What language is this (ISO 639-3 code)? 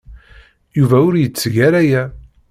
kab